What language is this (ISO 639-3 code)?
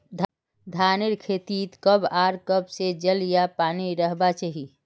mag